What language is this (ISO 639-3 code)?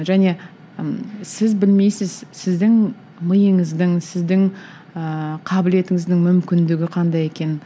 kaz